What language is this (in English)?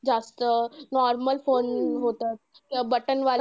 Marathi